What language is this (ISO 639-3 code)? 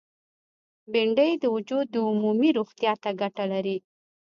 pus